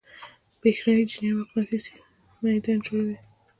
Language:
Pashto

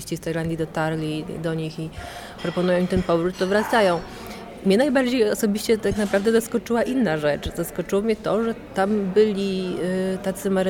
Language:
Polish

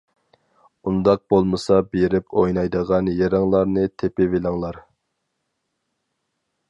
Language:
Uyghur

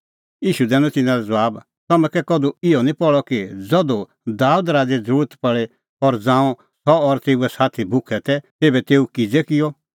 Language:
Kullu Pahari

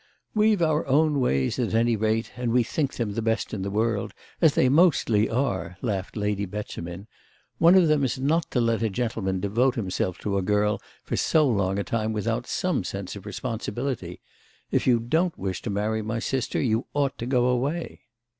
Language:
English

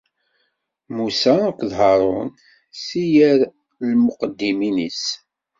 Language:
Kabyle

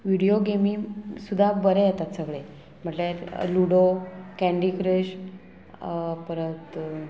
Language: Konkani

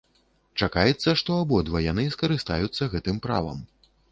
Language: Belarusian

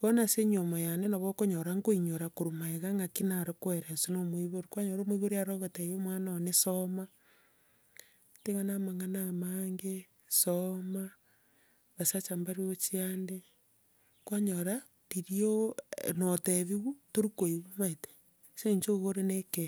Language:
Gusii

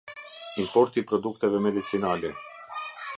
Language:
Albanian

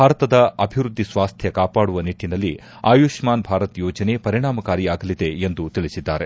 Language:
Kannada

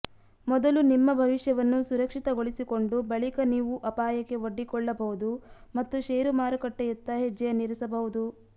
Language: Kannada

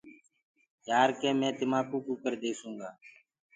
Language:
Gurgula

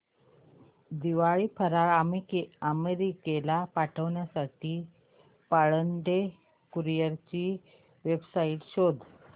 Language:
Marathi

